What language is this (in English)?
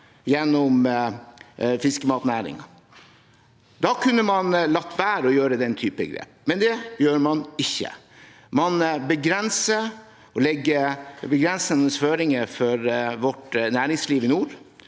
Norwegian